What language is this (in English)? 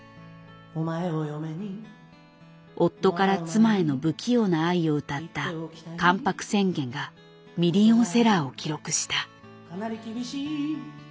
Japanese